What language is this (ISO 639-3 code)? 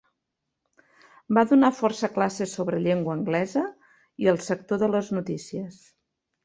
cat